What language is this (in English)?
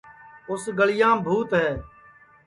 Sansi